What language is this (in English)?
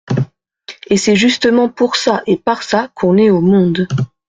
French